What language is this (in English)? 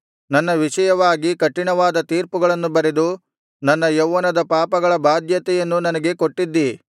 Kannada